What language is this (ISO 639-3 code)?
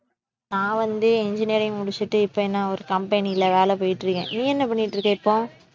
tam